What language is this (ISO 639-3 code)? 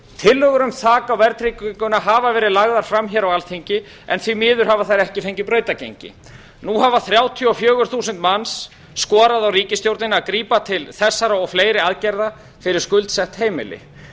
isl